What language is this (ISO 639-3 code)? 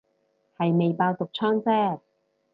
yue